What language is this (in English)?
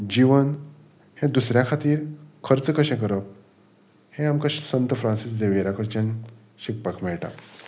Konkani